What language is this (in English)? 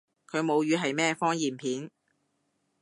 Cantonese